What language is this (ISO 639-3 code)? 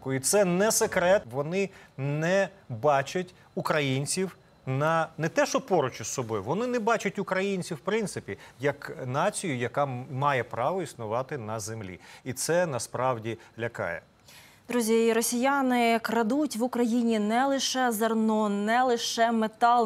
ukr